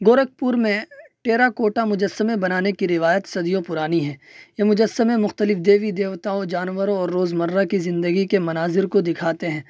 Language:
Urdu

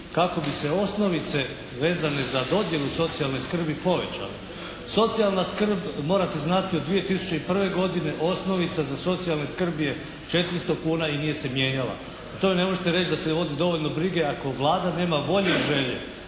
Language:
Croatian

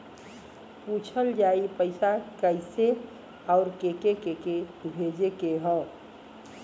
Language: Bhojpuri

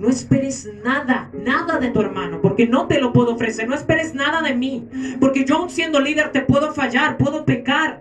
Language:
Spanish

